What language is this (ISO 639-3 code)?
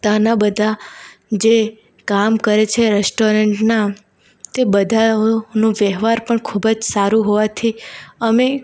guj